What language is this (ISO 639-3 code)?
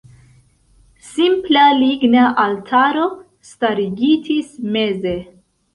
epo